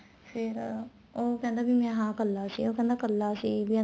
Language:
Punjabi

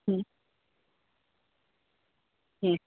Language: Bangla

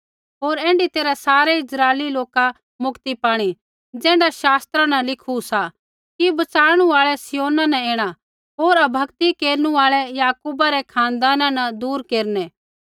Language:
Kullu Pahari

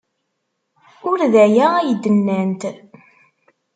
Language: Kabyle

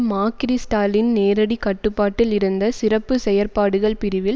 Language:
Tamil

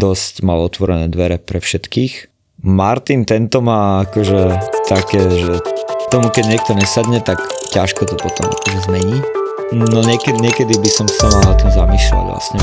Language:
Slovak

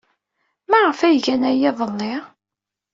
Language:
Kabyle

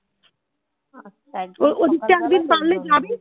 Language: Bangla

